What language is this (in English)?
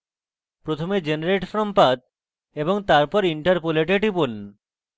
Bangla